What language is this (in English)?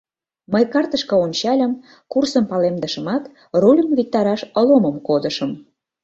Mari